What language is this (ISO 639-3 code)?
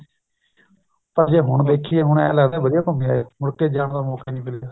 pan